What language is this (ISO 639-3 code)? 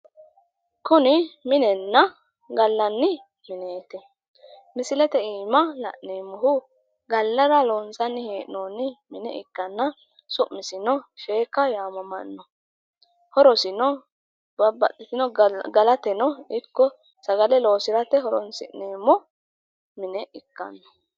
sid